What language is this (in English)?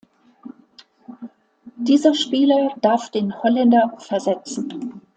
German